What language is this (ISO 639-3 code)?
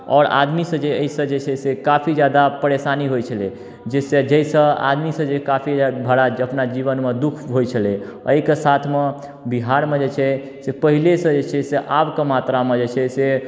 mai